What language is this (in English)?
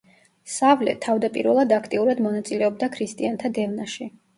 Georgian